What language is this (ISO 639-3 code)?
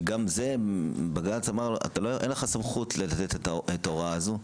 heb